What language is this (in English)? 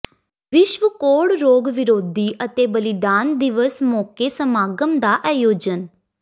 Punjabi